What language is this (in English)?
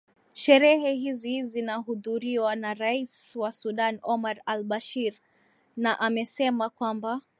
Swahili